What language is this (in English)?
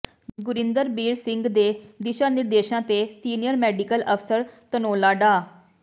Punjabi